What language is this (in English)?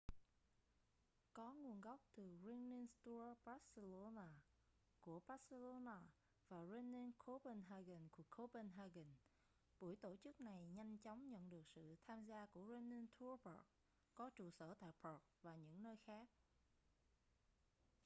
Vietnamese